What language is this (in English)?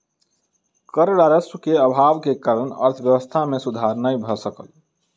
Maithili